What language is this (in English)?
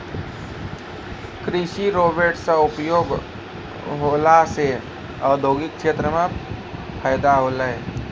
Maithili